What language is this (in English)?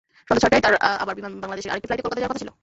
Bangla